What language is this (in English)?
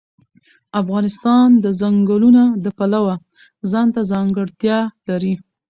Pashto